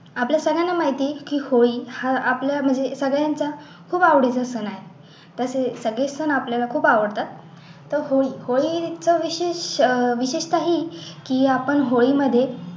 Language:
Marathi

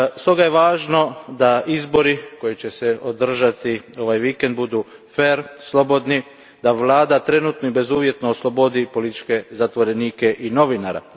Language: Croatian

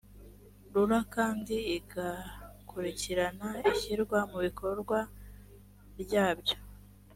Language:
Kinyarwanda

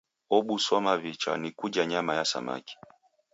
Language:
Taita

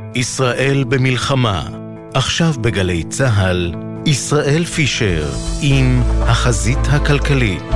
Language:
Hebrew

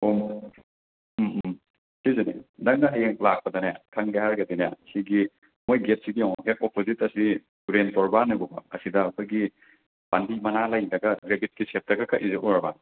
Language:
Manipuri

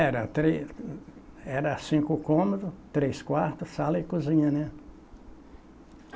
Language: Portuguese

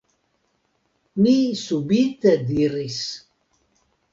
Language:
Esperanto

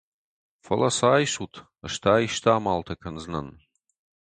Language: Ossetic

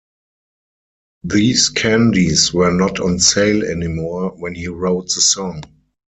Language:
English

